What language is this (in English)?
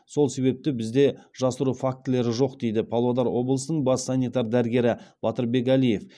Kazakh